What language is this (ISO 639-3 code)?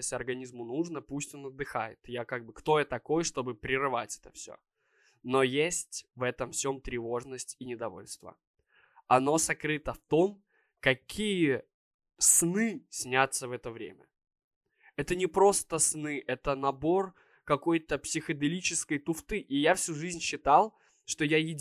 rus